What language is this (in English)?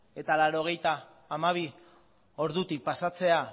Basque